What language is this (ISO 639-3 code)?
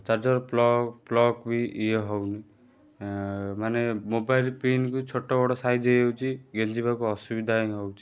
ori